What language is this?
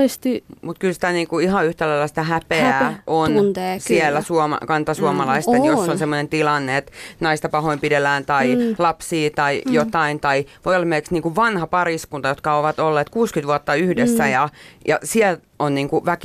Finnish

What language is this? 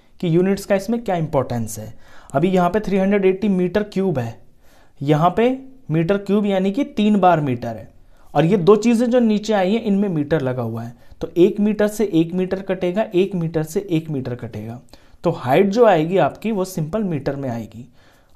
Hindi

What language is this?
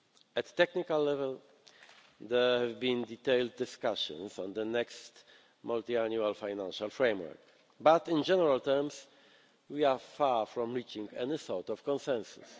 English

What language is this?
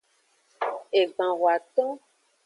Aja (Benin)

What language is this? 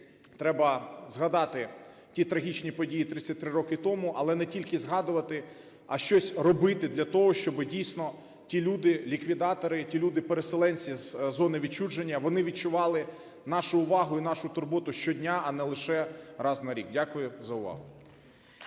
Ukrainian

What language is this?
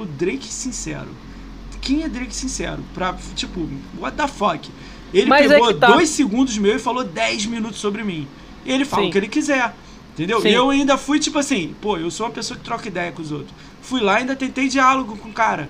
Portuguese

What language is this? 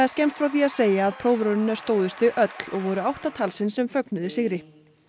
Icelandic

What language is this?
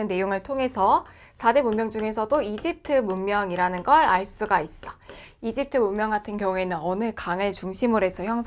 Korean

